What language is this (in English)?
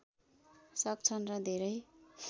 Nepali